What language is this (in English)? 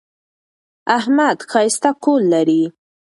Pashto